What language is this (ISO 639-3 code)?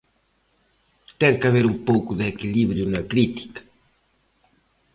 glg